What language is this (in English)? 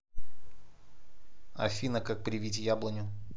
Russian